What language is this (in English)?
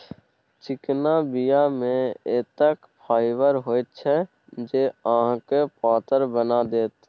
Maithili